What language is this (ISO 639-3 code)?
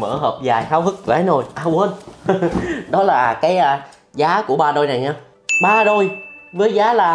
vie